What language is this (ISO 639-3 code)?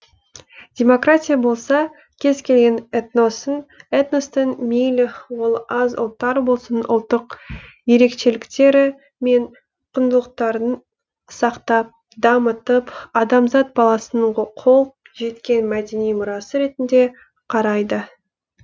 kaz